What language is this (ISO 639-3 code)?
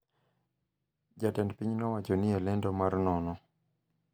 luo